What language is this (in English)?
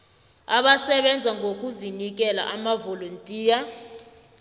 South Ndebele